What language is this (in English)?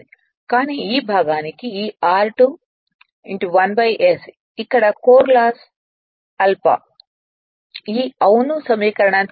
Telugu